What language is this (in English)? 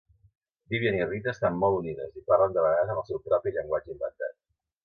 Catalan